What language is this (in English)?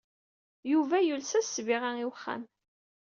Kabyle